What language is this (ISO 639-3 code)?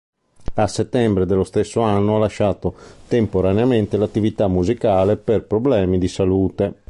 ita